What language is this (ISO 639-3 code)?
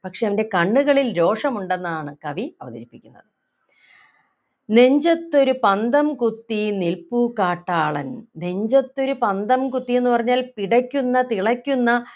mal